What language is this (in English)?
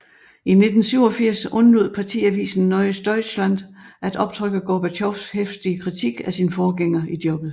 Danish